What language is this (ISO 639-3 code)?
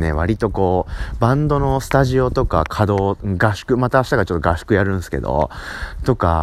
jpn